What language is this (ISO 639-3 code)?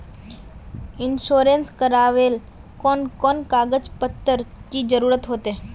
mag